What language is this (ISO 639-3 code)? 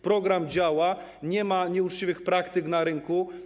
pol